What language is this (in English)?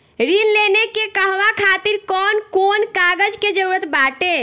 Bhojpuri